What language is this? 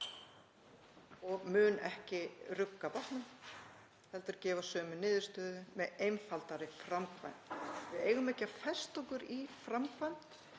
Icelandic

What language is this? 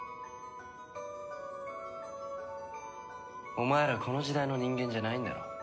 Japanese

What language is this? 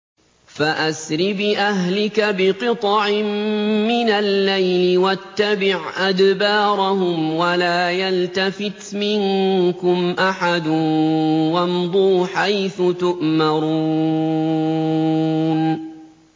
Arabic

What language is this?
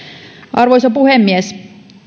Finnish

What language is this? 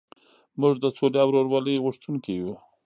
Pashto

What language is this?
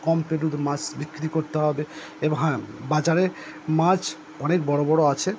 Bangla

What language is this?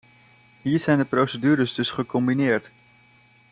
Dutch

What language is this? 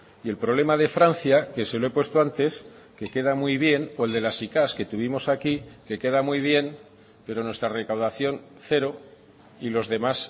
Spanish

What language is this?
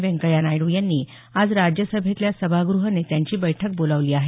Marathi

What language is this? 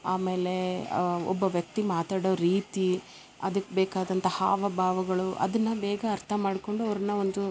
Kannada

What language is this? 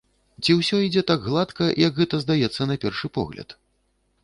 Belarusian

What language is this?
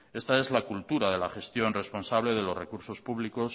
Spanish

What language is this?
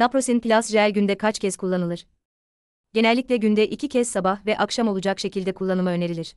Turkish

